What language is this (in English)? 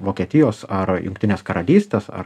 Lithuanian